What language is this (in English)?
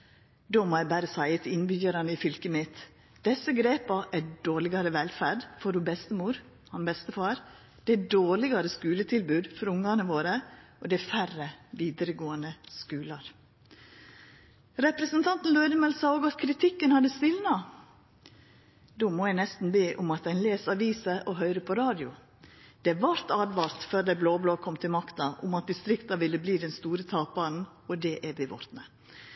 Norwegian Nynorsk